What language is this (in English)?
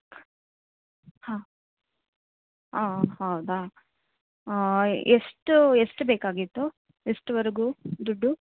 Kannada